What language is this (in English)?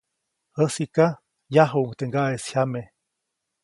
Copainalá Zoque